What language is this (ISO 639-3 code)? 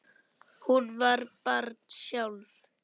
isl